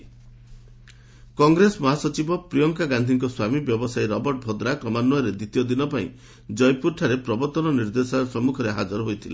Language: Odia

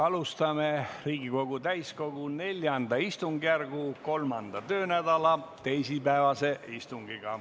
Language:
Estonian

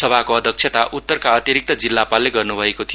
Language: Nepali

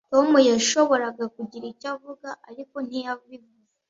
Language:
Kinyarwanda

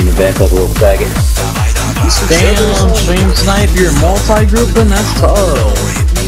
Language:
English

